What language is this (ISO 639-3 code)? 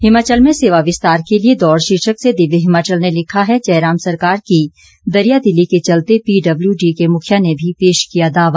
hin